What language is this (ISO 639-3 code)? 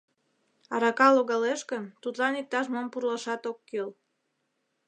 chm